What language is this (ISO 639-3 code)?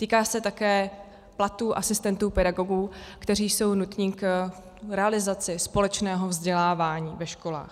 ces